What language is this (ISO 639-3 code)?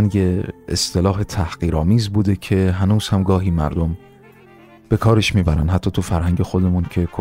fas